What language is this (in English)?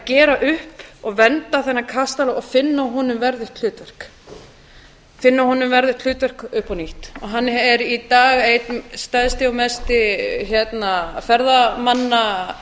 Icelandic